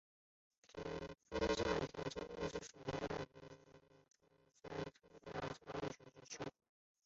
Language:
Chinese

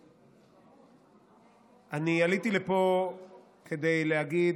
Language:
Hebrew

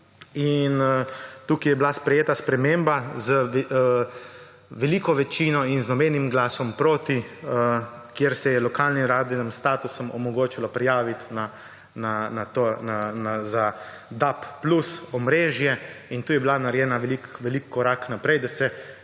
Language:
Slovenian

